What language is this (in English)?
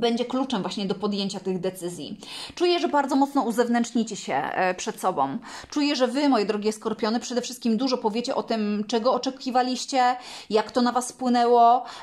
Polish